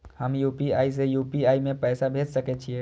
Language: Maithili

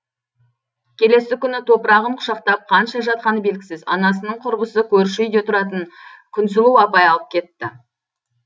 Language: Kazakh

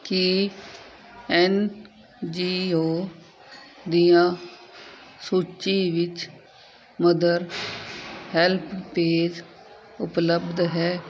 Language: Punjabi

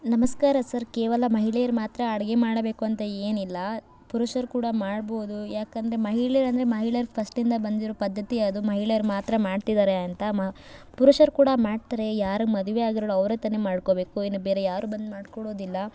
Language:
Kannada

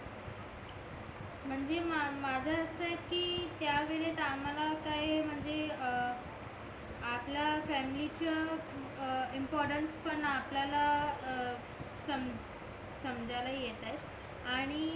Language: Marathi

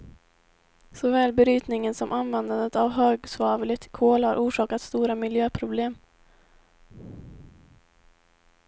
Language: Swedish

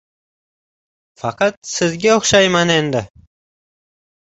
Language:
Uzbek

